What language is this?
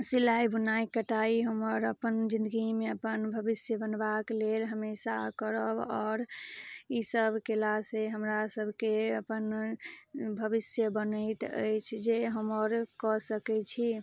Maithili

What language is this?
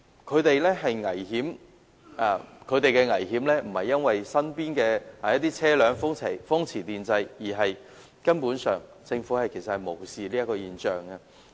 Cantonese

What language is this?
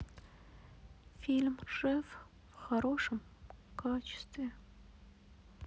Russian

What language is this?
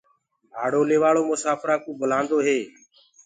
Gurgula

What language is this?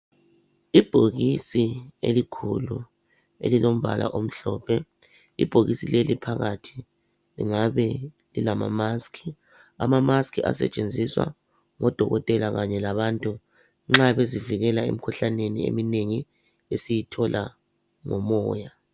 North Ndebele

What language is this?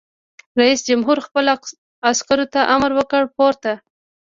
Pashto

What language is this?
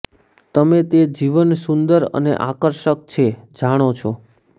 Gujarati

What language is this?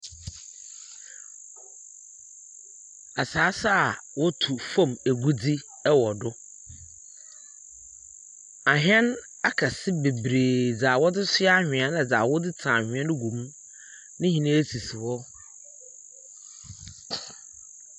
Akan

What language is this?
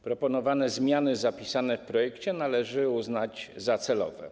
Polish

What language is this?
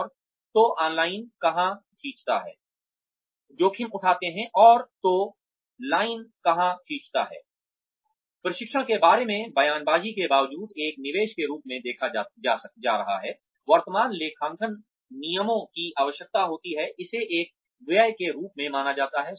Hindi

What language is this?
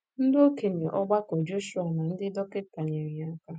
Igbo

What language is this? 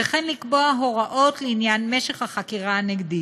Hebrew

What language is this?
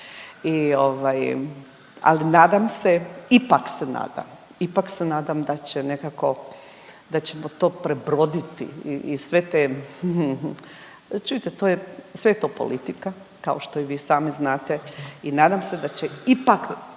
Croatian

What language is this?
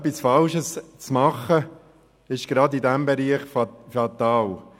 Swiss German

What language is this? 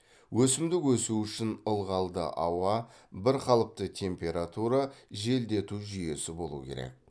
Kazakh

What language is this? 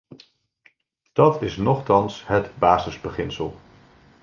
Dutch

